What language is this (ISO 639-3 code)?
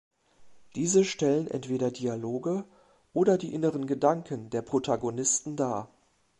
deu